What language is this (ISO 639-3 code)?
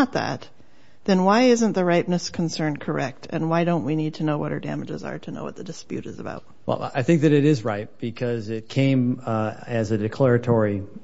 eng